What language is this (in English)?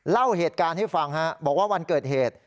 Thai